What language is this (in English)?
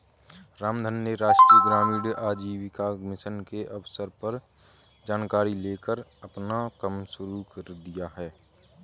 Hindi